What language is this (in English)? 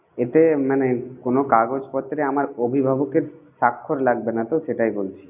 Bangla